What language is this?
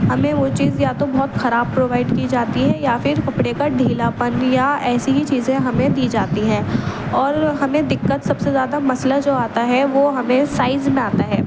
Urdu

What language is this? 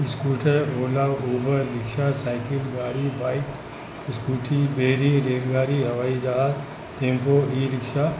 Sindhi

